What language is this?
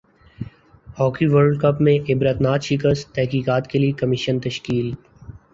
Urdu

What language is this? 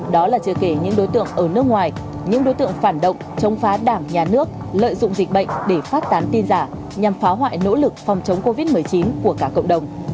Vietnamese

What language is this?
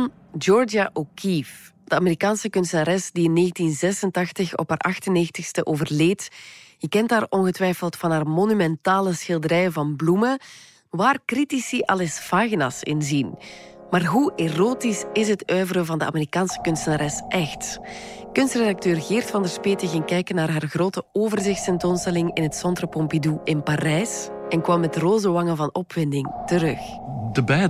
Dutch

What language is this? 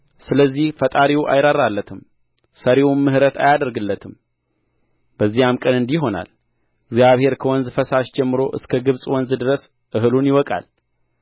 Amharic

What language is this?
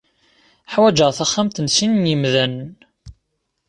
Kabyle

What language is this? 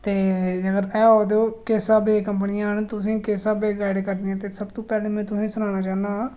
Dogri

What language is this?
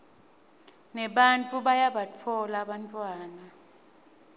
Swati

